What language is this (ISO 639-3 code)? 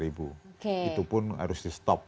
ind